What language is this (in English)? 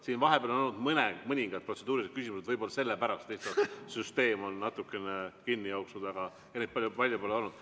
Estonian